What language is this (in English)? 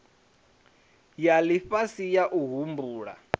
Venda